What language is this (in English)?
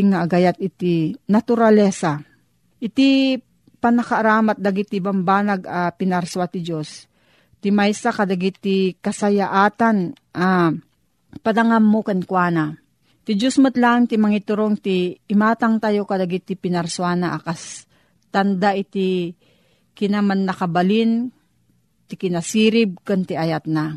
Filipino